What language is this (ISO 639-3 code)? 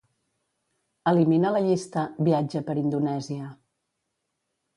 cat